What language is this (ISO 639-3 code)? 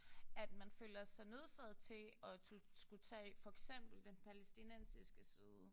dan